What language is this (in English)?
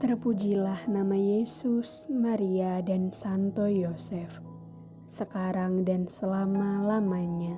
Indonesian